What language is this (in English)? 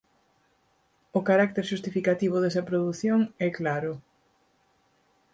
Galician